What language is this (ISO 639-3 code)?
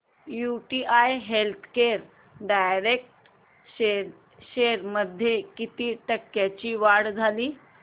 mar